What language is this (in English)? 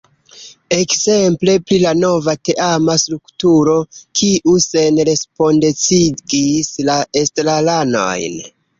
Esperanto